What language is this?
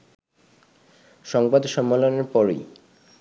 Bangla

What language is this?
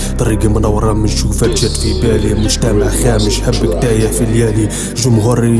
Arabic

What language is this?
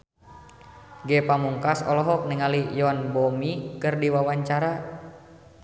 Sundanese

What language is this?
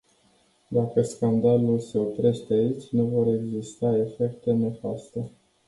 Romanian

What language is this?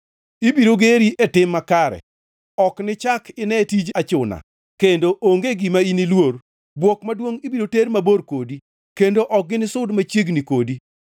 Luo (Kenya and Tanzania)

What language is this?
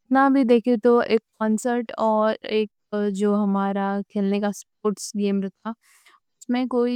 Deccan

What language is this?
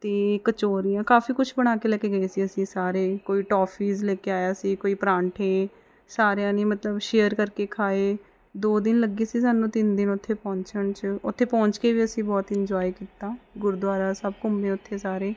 Punjabi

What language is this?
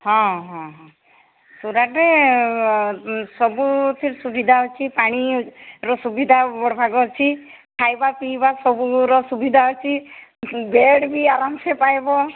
Odia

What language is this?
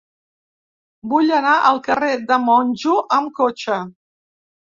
Catalan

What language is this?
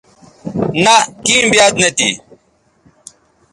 Bateri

